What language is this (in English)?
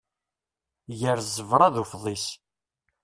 Kabyle